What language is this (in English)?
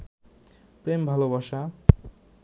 Bangla